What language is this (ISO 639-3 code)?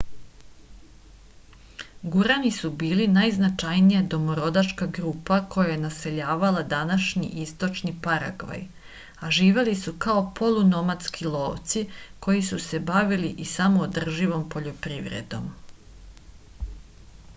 srp